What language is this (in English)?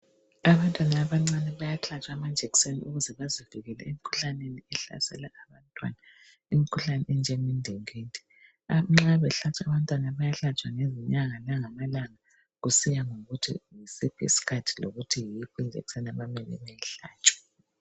North Ndebele